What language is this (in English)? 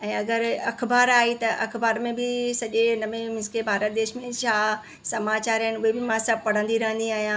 Sindhi